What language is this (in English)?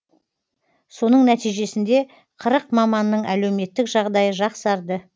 Kazakh